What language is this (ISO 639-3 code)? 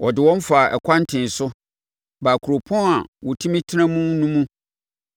aka